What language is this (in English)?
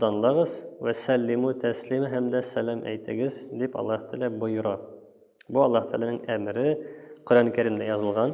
Turkish